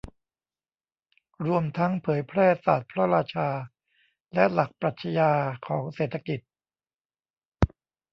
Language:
Thai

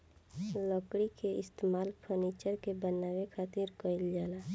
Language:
Bhojpuri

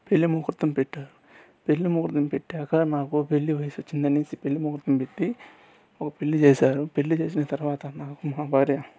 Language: Telugu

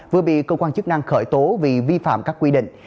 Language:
Vietnamese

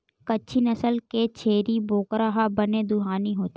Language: Chhattisgarhi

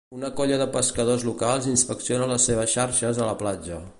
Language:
Catalan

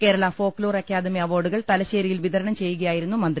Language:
Malayalam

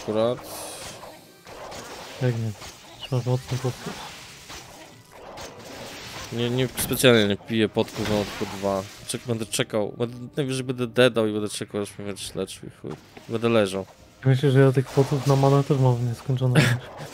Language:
Polish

